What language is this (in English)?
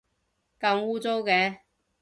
Cantonese